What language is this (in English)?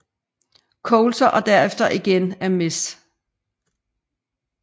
Danish